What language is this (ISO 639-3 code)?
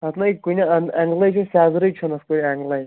kas